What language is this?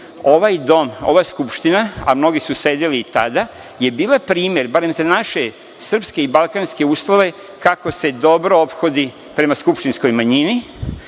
Serbian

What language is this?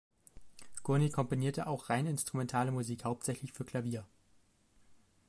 German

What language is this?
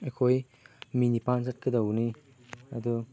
Manipuri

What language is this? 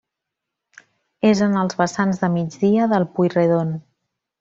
Catalan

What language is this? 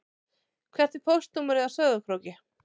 Icelandic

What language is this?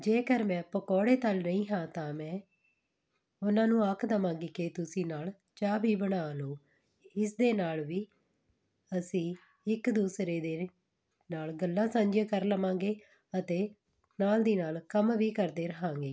Punjabi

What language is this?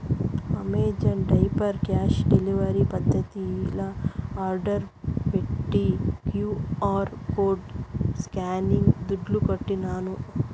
Telugu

